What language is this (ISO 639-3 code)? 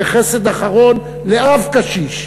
heb